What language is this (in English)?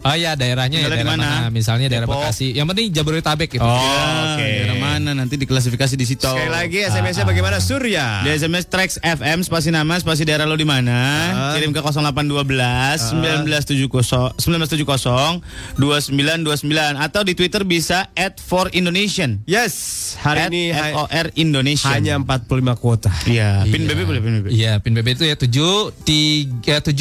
Indonesian